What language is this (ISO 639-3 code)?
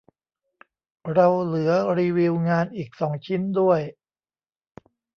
tha